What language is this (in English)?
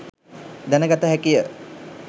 Sinhala